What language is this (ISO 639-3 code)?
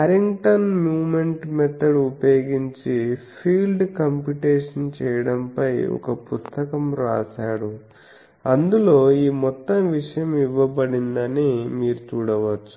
tel